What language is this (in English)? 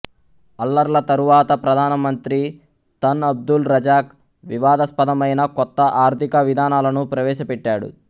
Telugu